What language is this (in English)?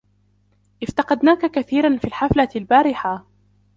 Arabic